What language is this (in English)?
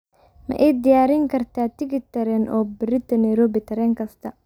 Somali